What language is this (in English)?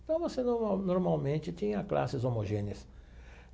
Portuguese